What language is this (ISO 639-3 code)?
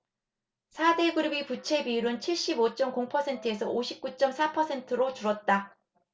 kor